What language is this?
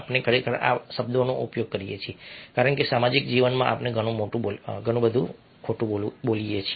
Gujarati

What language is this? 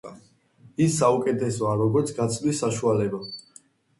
Georgian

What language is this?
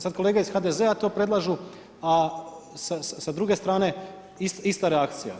Croatian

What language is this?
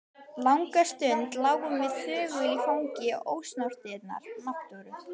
Icelandic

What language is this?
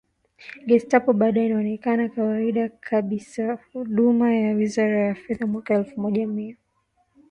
Swahili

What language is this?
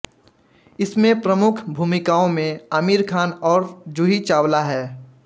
Hindi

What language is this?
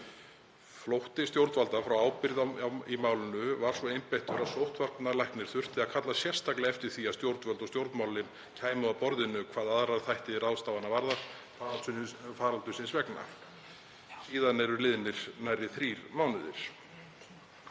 Icelandic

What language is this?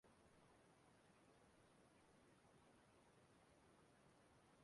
Igbo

